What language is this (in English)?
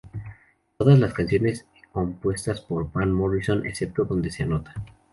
Spanish